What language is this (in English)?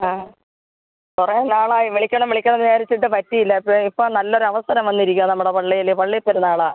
Malayalam